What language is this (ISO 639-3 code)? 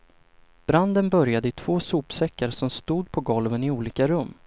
swe